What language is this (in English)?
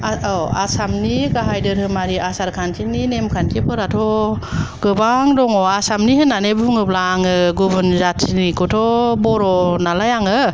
Bodo